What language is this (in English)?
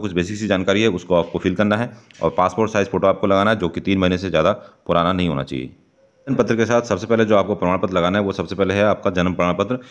Hindi